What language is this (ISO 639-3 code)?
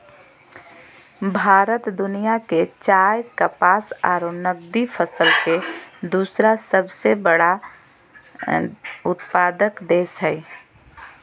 mag